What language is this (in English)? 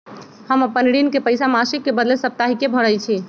Magahi